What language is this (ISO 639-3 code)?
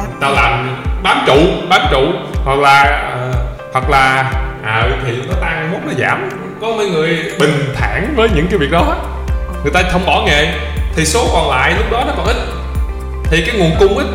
vie